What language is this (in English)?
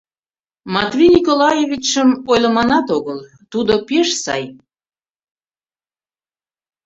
Mari